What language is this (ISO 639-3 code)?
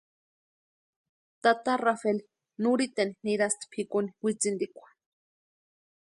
pua